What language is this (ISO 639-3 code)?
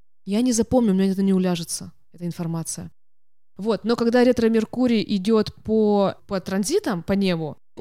rus